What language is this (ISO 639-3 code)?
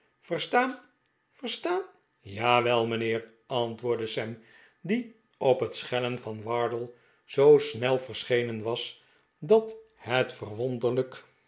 nld